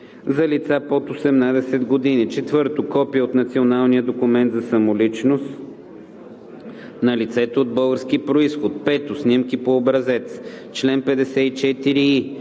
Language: Bulgarian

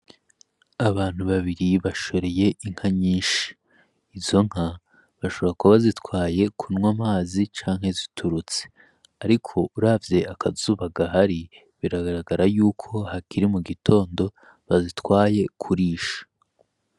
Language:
Rundi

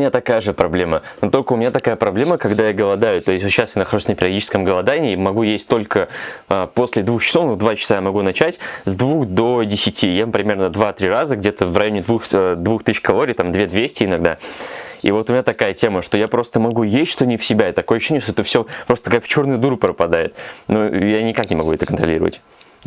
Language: Russian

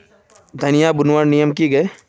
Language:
Magahi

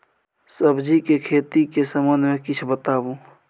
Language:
Maithili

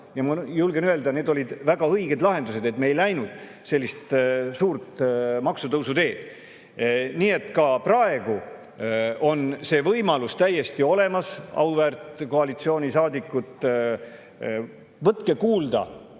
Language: Estonian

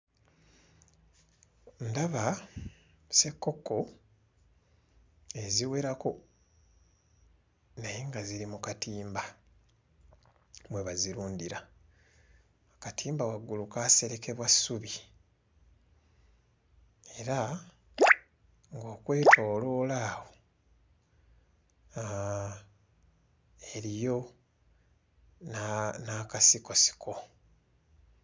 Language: Ganda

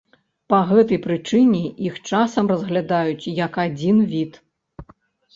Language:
Belarusian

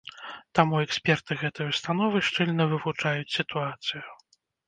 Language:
Belarusian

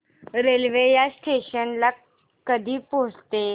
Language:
Marathi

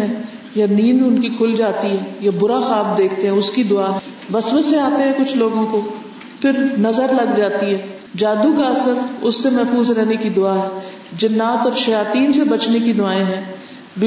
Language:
Urdu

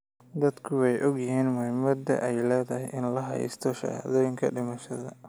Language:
Somali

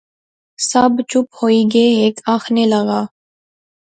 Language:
Pahari-Potwari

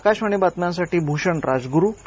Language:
Marathi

